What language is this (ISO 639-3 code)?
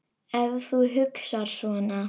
isl